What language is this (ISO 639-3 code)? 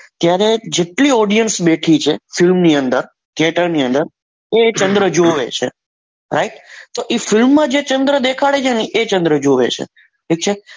guj